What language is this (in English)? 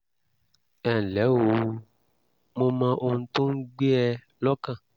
Yoruba